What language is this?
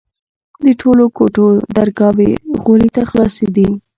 Pashto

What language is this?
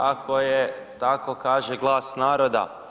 Croatian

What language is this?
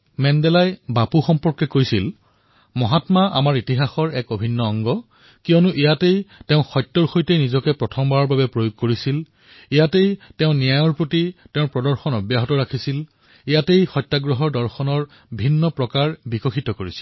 Assamese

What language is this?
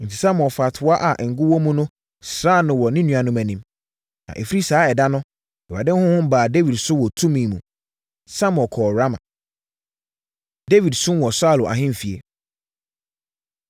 Akan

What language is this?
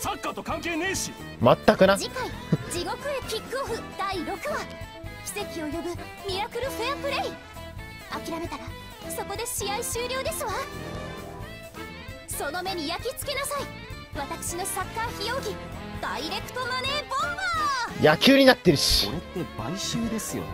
Japanese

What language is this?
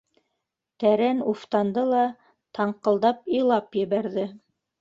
Bashkir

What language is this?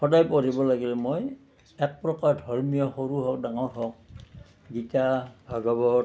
Assamese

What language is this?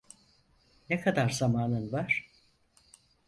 Turkish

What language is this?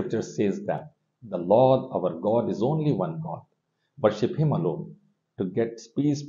English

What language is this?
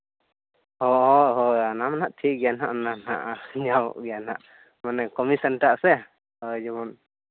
Santali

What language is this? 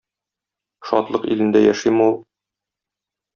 Tatar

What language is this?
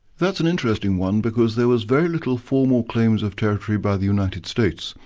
English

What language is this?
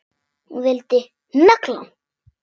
Icelandic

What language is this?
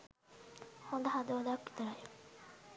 Sinhala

